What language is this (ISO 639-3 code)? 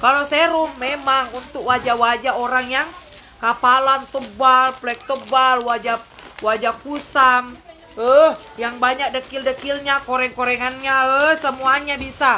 ind